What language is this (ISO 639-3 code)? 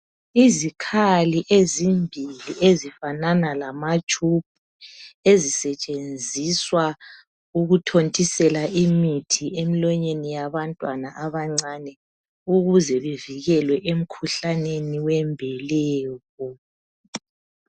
nde